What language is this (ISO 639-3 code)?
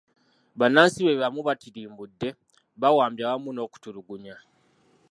lug